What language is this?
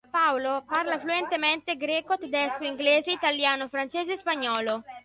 Italian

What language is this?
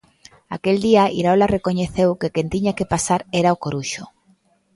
Galician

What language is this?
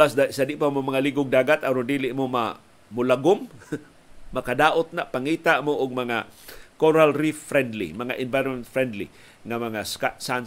Filipino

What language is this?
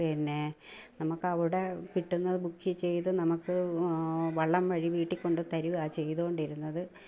Malayalam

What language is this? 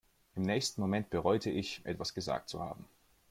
German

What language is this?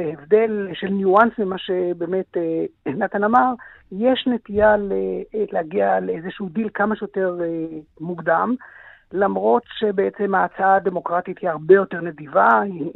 Hebrew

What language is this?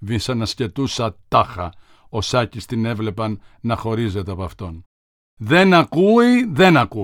Greek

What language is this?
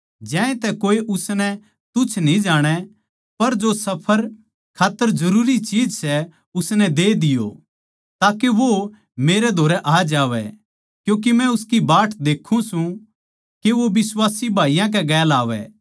Haryanvi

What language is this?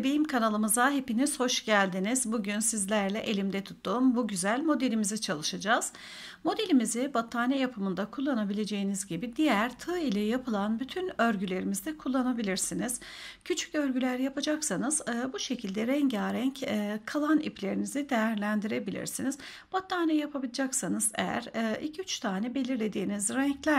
Turkish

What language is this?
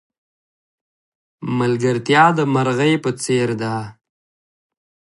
Pashto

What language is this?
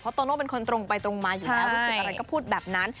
Thai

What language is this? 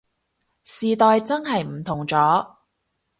Cantonese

